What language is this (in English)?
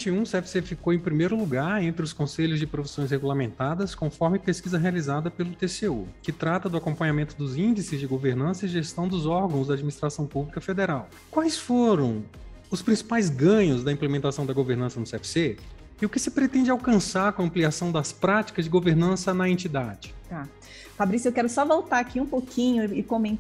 Portuguese